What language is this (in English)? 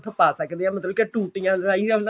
Punjabi